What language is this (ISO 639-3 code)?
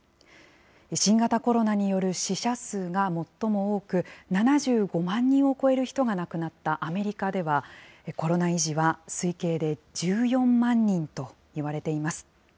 jpn